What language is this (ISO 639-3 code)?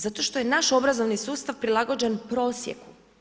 hrv